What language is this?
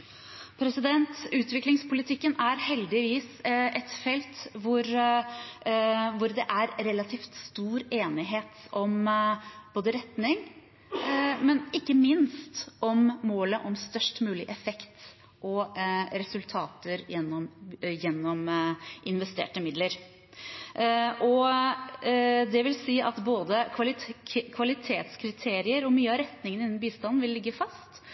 Norwegian Bokmål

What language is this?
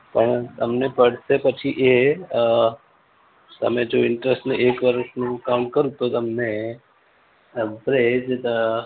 Gujarati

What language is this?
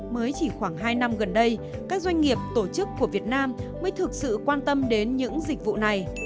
Vietnamese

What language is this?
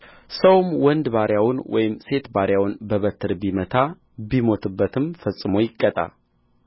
Amharic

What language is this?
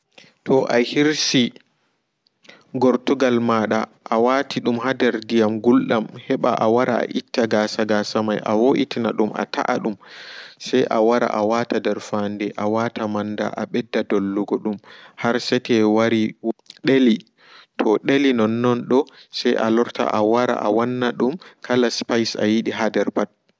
Fula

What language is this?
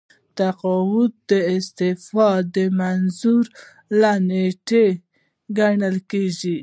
Pashto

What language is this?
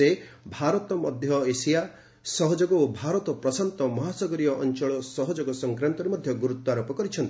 Odia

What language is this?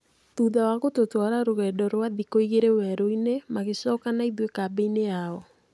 Kikuyu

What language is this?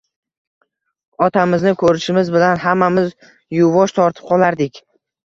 Uzbek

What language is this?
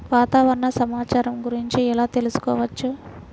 Telugu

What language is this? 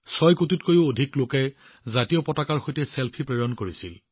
Assamese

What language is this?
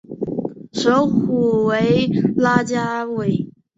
Chinese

